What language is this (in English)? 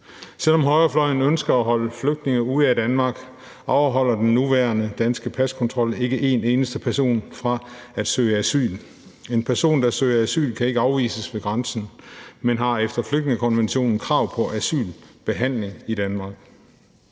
Danish